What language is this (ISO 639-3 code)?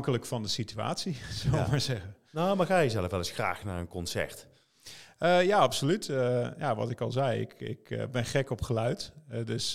nld